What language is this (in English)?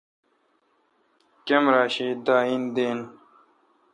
Kalkoti